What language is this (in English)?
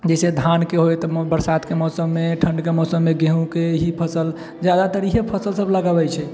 Maithili